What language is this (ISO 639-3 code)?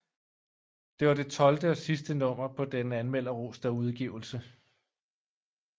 dan